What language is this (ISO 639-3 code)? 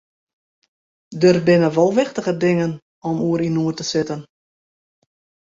fry